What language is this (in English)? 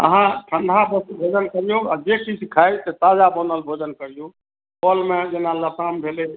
Maithili